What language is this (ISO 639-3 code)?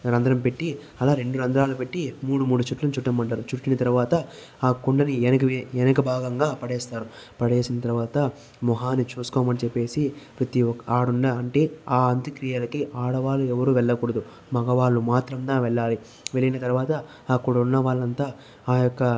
tel